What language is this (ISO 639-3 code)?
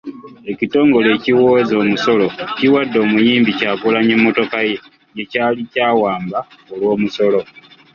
lug